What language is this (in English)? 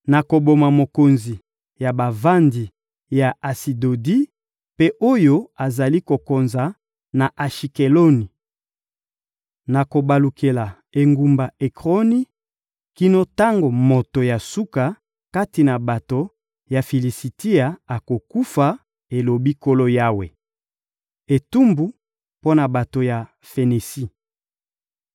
Lingala